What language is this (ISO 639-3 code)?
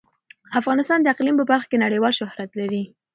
pus